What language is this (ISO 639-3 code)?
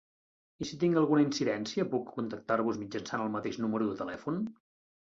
cat